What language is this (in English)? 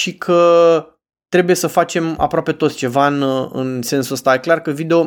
Romanian